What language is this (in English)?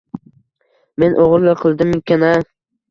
Uzbek